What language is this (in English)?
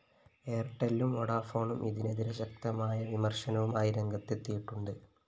Malayalam